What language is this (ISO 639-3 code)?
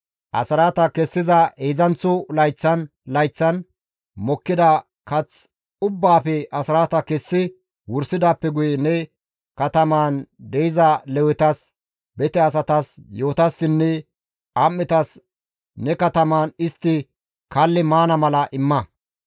gmv